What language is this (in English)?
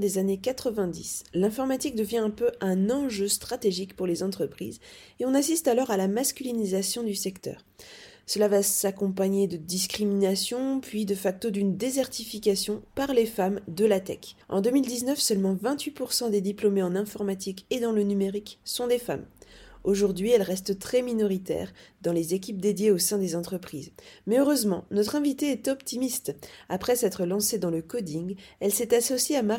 French